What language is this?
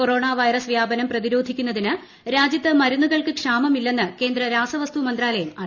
Malayalam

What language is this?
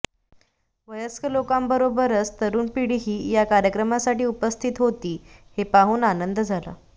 Marathi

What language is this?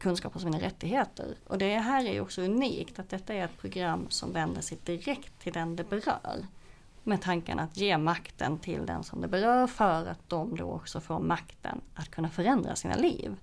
Swedish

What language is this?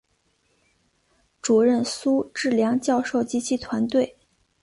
Chinese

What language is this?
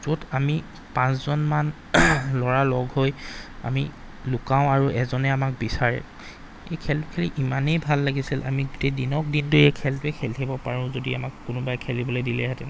Assamese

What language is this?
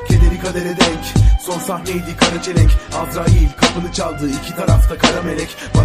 Turkish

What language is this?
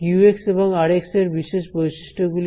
Bangla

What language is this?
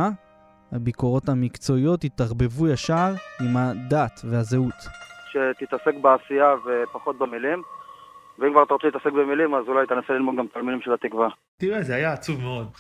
Hebrew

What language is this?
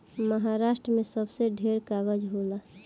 Bhojpuri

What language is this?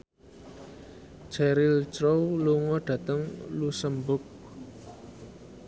Javanese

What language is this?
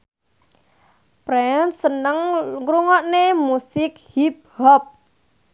Javanese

